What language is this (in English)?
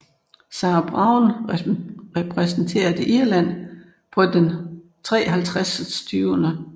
Danish